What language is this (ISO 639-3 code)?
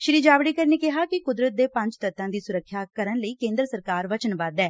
pan